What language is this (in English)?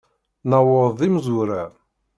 Kabyle